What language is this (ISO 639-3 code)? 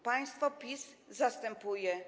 pol